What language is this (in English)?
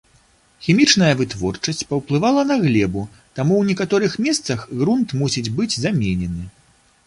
Belarusian